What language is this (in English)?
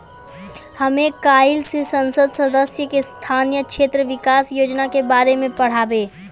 Maithili